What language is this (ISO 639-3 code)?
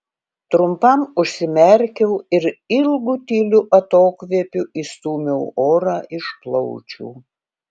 lit